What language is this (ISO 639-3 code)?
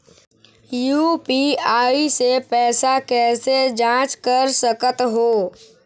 hne